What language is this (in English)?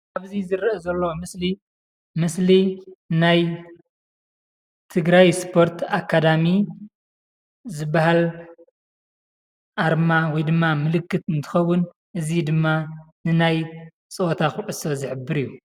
Tigrinya